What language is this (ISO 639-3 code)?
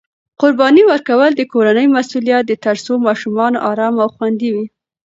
pus